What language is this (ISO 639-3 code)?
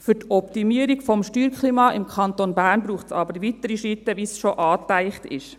gsw